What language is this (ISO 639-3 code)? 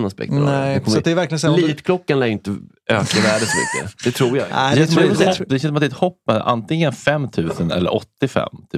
swe